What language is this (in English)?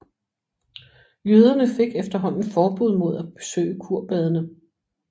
Danish